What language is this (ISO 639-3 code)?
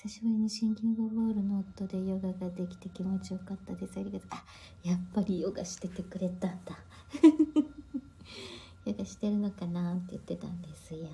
jpn